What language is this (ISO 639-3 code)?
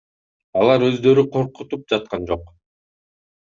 kir